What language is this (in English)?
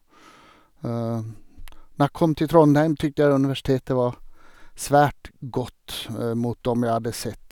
Norwegian